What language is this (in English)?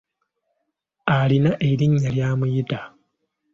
Ganda